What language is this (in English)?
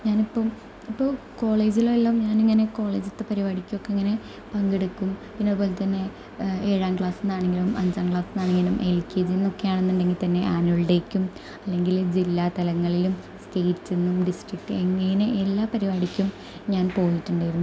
Malayalam